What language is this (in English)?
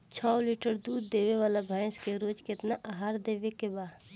Bhojpuri